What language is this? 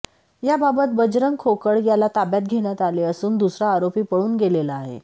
Marathi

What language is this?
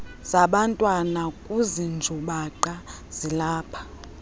Xhosa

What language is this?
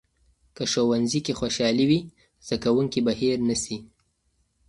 Pashto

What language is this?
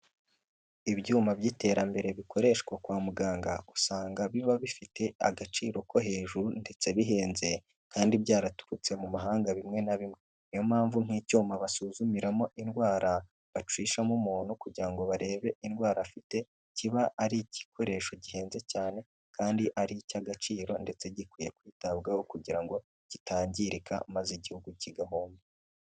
Kinyarwanda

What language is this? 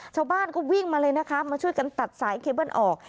Thai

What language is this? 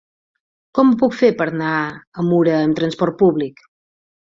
Catalan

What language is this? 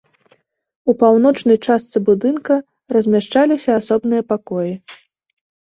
Belarusian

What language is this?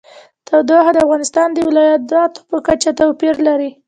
Pashto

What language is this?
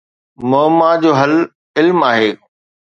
Sindhi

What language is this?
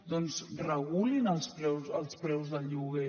Catalan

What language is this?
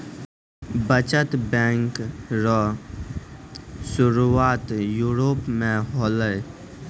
Maithili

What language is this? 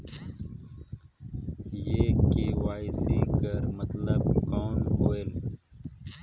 Chhattisgarhi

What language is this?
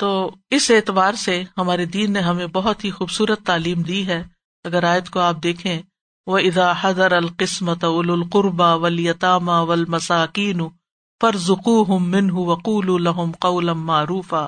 Urdu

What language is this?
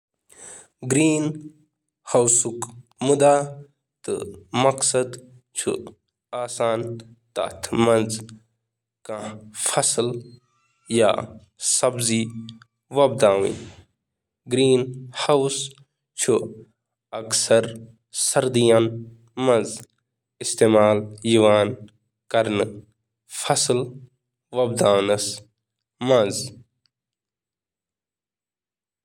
Kashmiri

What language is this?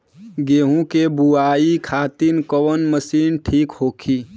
Bhojpuri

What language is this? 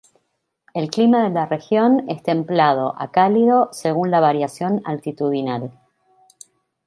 Spanish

